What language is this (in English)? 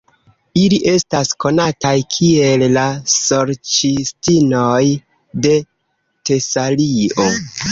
Esperanto